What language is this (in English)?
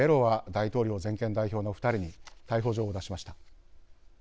Japanese